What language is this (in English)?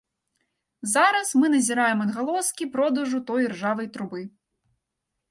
Belarusian